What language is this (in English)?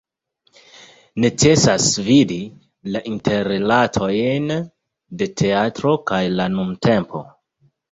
Esperanto